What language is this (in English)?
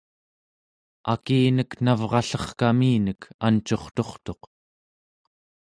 Central Yupik